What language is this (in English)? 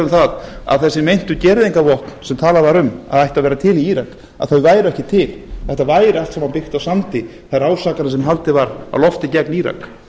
Icelandic